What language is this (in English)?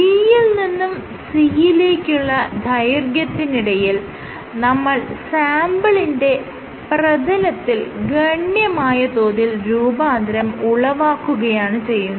Malayalam